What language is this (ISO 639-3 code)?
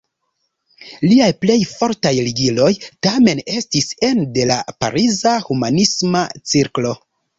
epo